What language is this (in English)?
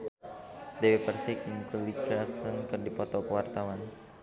Sundanese